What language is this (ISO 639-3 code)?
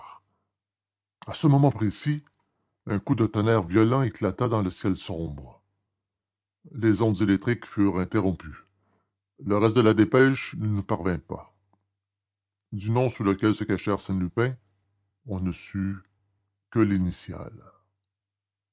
fra